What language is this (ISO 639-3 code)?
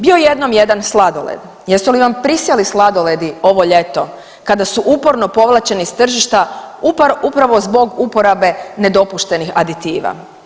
hrv